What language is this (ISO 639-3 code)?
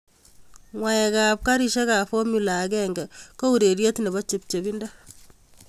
kln